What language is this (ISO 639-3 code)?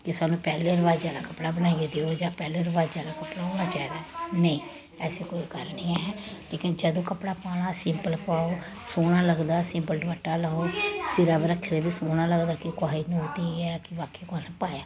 doi